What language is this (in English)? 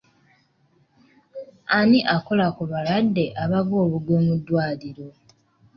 Ganda